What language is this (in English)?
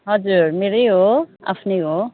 Nepali